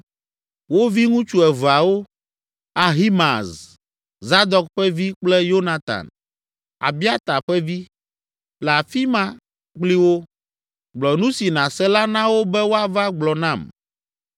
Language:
Ewe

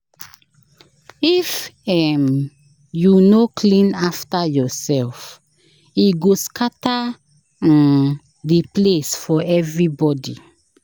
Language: Nigerian Pidgin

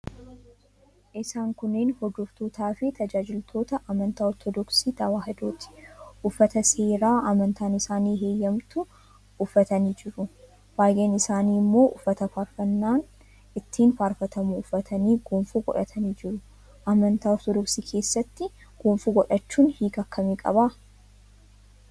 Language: Oromo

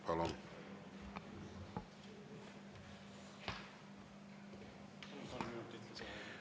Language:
Estonian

